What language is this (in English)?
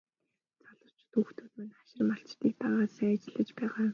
Mongolian